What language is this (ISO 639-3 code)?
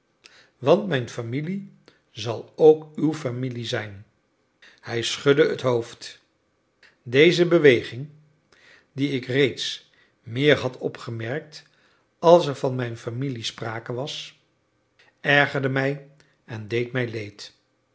nld